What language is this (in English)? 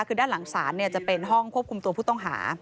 Thai